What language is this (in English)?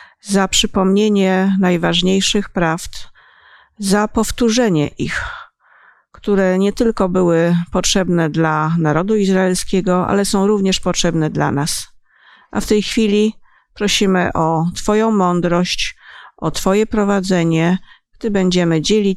Polish